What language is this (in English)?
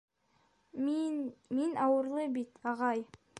Bashkir